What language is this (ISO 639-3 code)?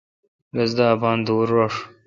xka